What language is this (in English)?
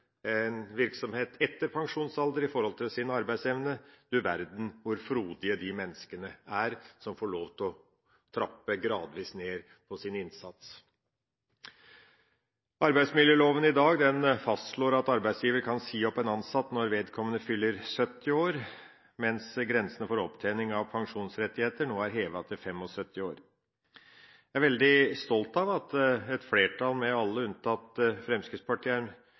Norwegian Bokmål